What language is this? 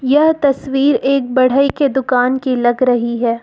Hindi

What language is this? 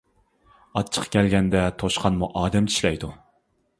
Uyghur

